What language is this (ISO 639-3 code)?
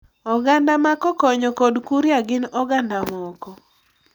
luo